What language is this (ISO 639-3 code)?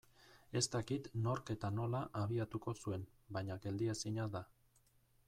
eus